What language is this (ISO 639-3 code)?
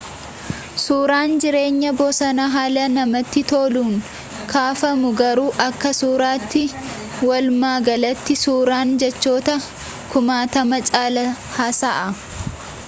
orm